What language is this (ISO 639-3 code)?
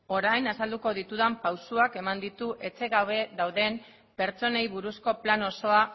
eus